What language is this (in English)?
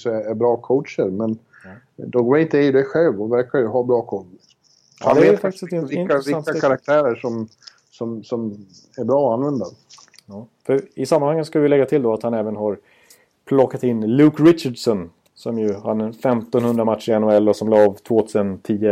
Swedish